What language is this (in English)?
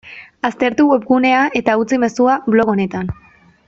Basque